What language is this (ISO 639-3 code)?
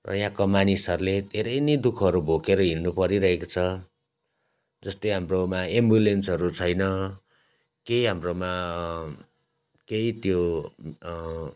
nep